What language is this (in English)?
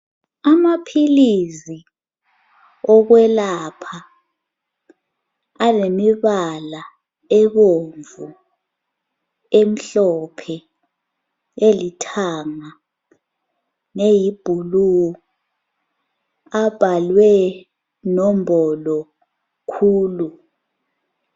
North Ndebele